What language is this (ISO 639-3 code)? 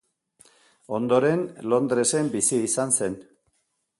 eus